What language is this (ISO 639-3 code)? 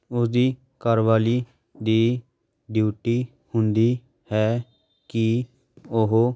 pan